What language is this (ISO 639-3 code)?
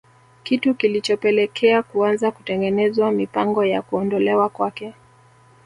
swa